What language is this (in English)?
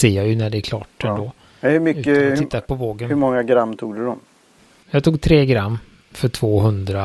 Swedish